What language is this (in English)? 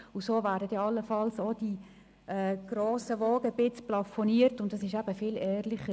Swiss German